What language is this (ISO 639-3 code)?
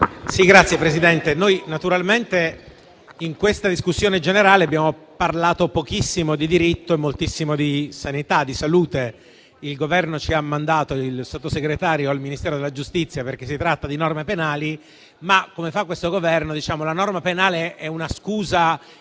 ita